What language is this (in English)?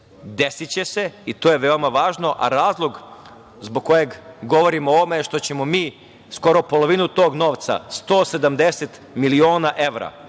Serbian